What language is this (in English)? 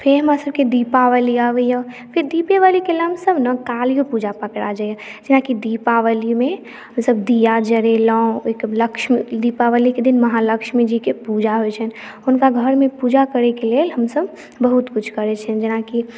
Maithili